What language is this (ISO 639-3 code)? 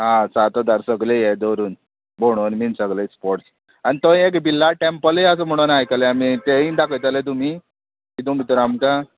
kok